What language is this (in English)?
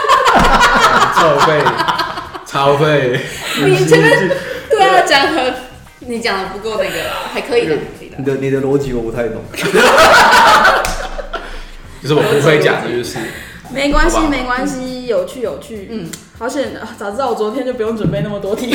Chinese